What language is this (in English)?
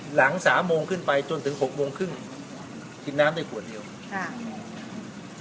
Thai